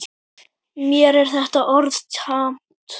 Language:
Icelandic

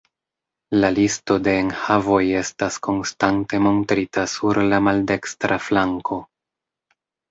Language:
Esperanto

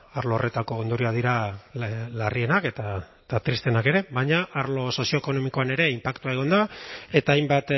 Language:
Basque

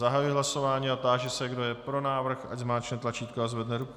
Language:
Czech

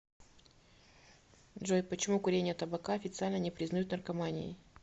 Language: Russian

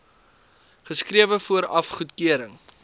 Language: Afrikaans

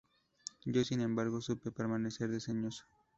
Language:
Spanish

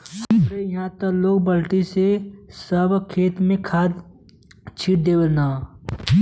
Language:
Bhojpuri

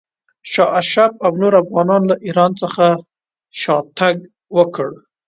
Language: Pashto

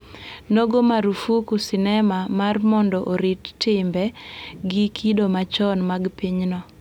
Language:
Luo (Kenya and Tanzania)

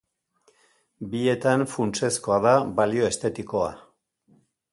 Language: Basque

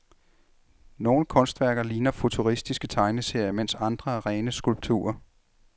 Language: Danish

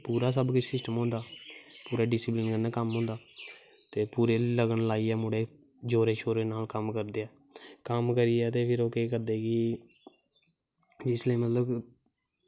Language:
Dogri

